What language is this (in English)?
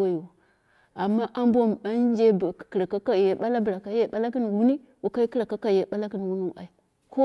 Dera (Nigeria)